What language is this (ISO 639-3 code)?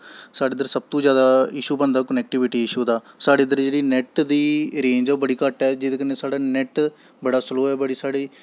doi